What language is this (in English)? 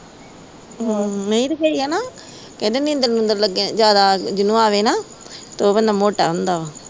Punjabi